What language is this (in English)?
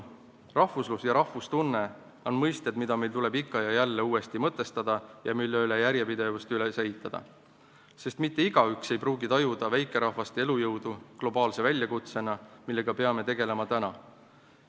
Estonian